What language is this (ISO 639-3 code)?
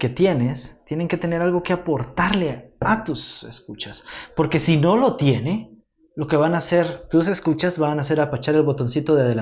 spa